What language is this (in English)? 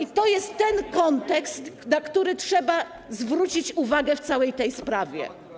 Polish